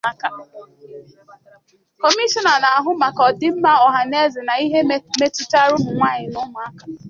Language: Igbo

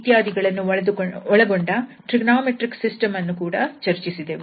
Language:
Kannada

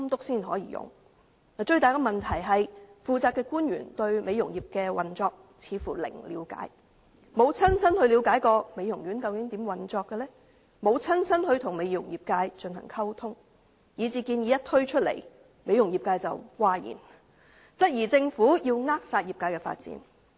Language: Cantonese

